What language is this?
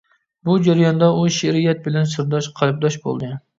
Uyghur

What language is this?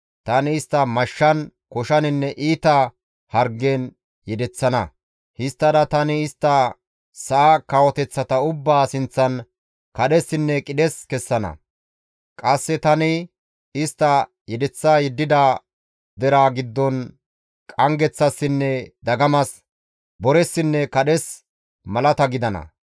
Gamo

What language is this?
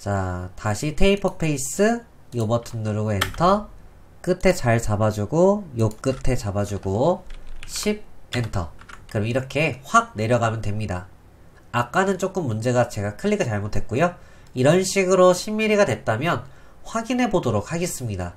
Korean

